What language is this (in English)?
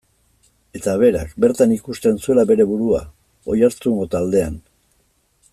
Basque